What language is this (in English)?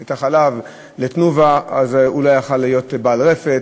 Hebrew